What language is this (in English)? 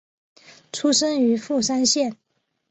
Chinese